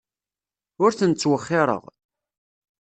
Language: Kabyle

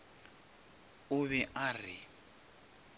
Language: Northern Sotho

